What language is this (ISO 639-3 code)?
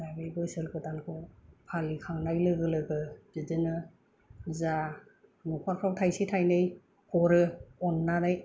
brx